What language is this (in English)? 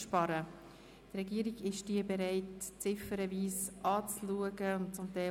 Swiss German